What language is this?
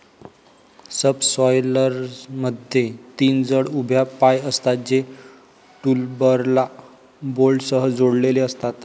Marathi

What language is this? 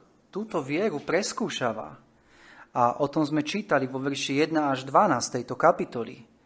Slovak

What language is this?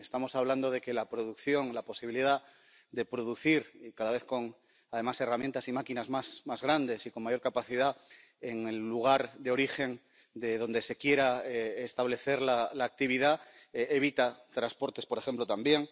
Spanish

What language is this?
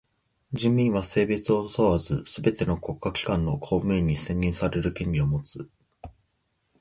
Japanese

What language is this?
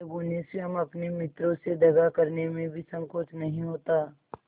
Hindi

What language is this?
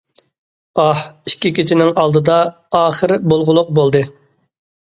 Uyghur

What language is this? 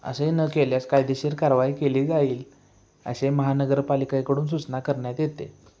Marathi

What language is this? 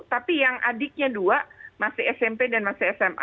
Indonesian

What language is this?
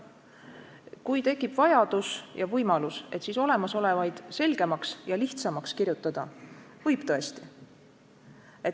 Estonian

